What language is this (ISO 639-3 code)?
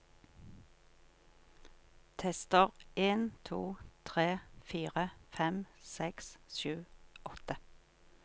nor